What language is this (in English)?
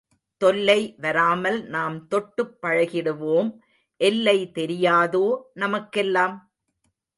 Tamil